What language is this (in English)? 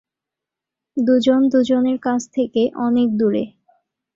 Bangla